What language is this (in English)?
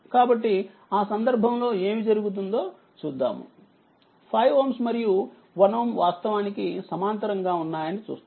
Telugu